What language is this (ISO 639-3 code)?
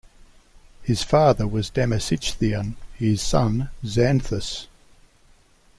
eng